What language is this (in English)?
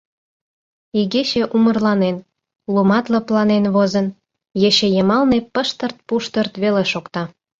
Mari